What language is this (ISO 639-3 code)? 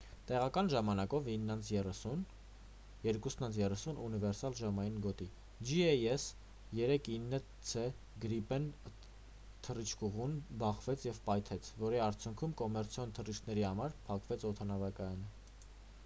hye